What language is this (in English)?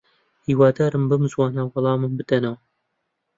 Central Kurdish